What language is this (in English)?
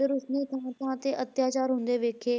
Punjabi